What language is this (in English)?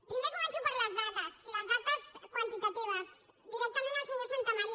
Catalan